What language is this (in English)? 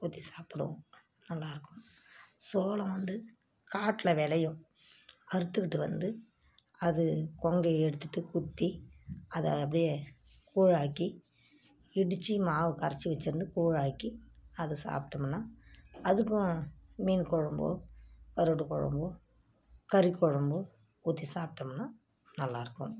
Tamil